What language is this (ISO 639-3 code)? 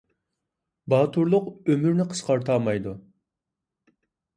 uig